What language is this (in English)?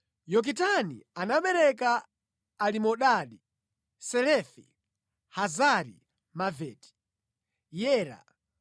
Nyanja